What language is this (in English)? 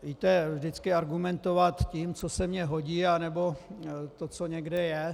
Czech